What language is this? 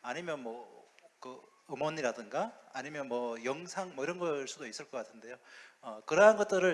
Korean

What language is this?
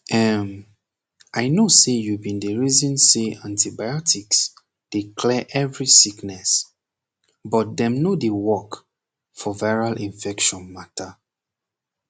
Nigerian Pidgin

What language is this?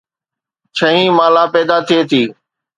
Sindhi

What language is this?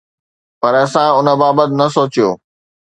Sindhi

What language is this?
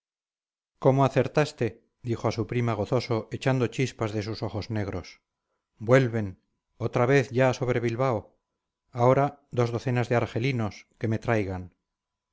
Spanish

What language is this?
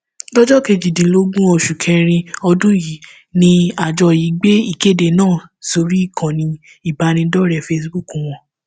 Yoruba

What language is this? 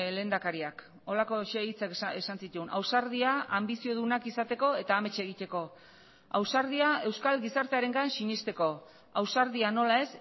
Basque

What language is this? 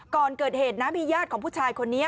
Thai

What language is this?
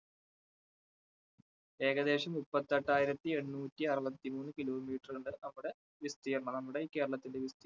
Malayalam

